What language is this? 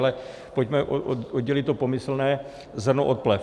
Czech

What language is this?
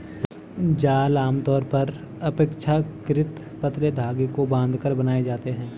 Hindi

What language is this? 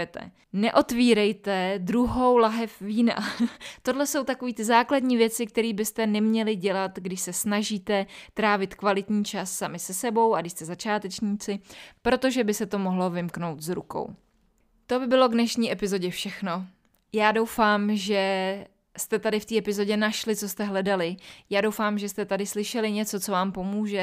Czech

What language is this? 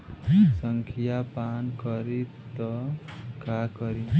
Bhojpuri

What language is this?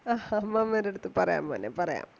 Malayalam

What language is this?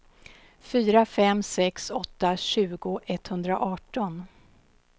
Swedish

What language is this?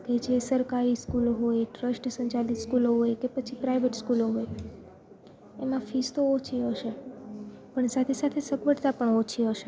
Gujarati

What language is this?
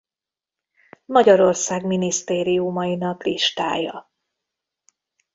Hungarian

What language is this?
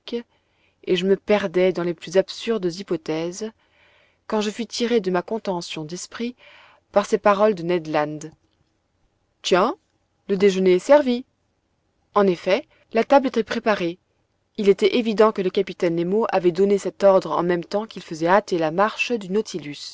French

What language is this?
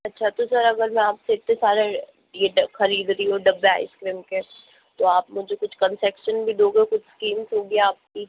Hindi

